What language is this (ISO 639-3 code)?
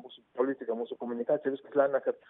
lit